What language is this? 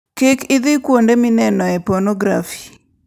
Luo (Kenya and Tanzania)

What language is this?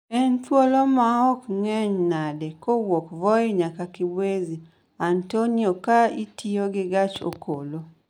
Luo (Kenya and Tanzania)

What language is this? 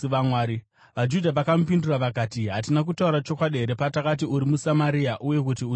Shona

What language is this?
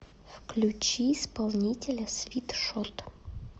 Russian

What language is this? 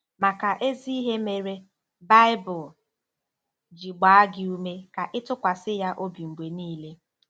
Igbo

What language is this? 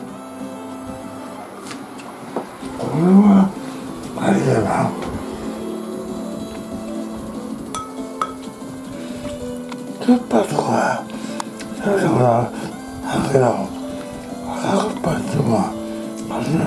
Japanese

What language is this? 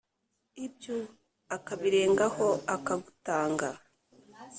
Kinyarwanda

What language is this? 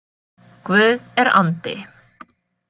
Icelandic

